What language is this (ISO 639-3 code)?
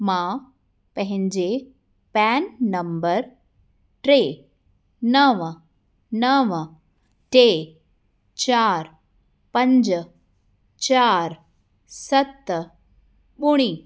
snd